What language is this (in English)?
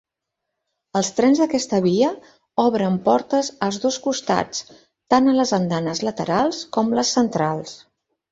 Catalan